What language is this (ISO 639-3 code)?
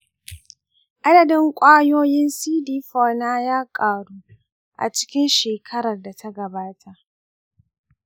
hau